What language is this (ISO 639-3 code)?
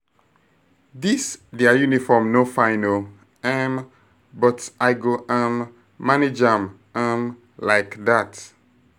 pcm